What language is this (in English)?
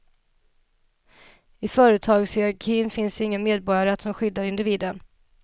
Swedish